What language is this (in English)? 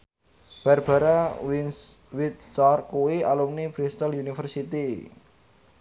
Javanese